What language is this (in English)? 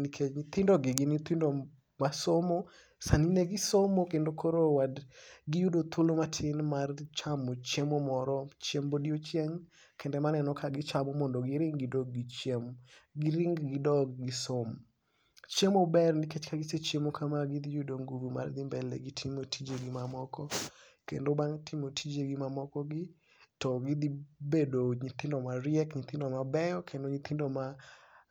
Luo (Kenya and Tanzania)